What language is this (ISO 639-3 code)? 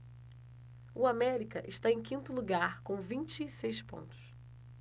por